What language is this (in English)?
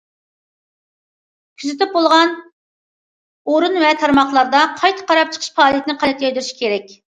Uyghur